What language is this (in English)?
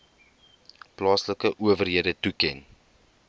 Afrikaans